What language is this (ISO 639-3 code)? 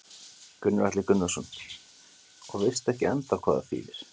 isl